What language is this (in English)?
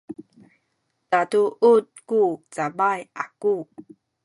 Sakizaya